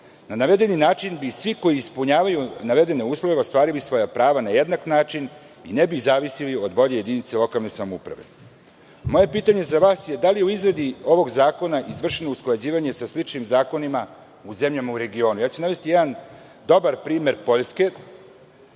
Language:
Serbian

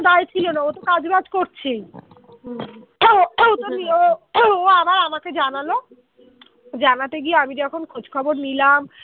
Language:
Bangla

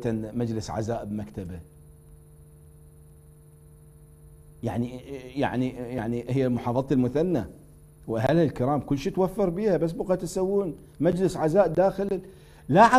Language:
Arabic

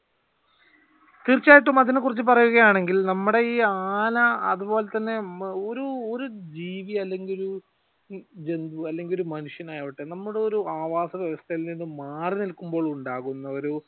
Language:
Malayalam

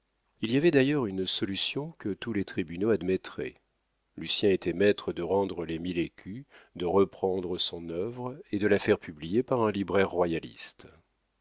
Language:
French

